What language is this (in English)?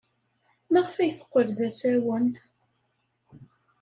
Kabyle